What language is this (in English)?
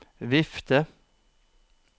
Norwegian